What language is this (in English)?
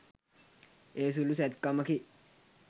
Sinhala